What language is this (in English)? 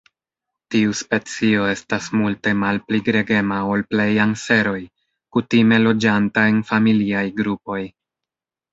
Esperanto